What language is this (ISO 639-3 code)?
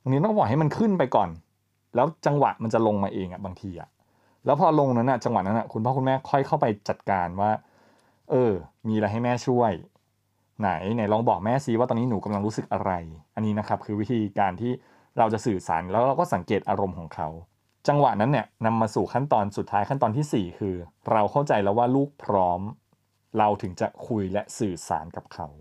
tha